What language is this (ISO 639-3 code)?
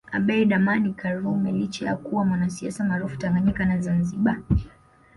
swa